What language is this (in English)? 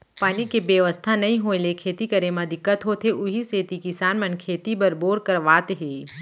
Chhattisgarhi